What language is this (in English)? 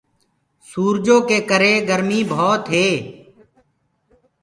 Gurgula